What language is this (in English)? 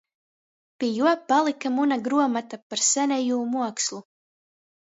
Latgalian